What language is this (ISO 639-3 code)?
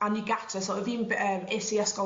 cym